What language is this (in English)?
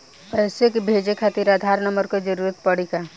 Bhojpuri